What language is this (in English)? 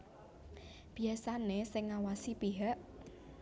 Javanese